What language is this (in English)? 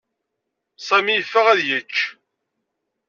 Kabyle